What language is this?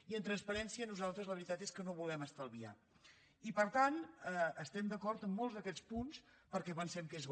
Catalan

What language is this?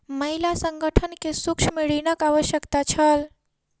Maithili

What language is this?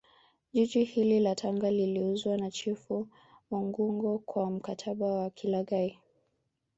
Swahili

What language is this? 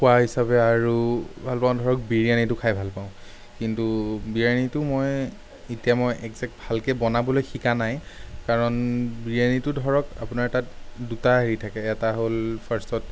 Assamese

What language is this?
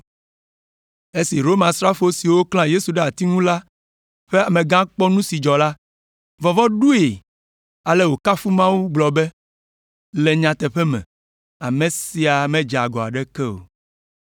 Ewe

